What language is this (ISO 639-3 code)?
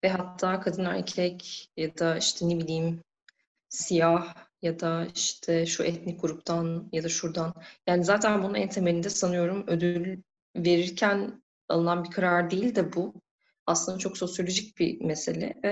tur